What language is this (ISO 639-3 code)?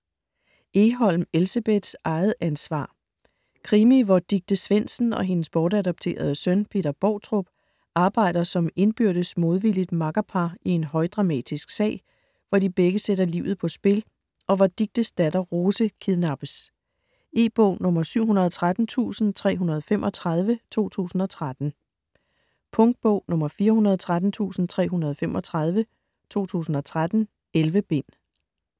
dan